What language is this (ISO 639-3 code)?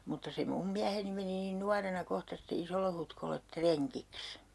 fin